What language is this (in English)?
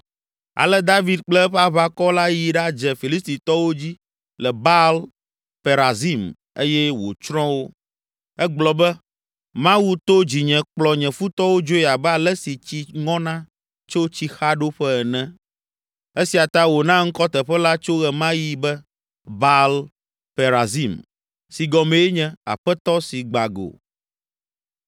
Ewe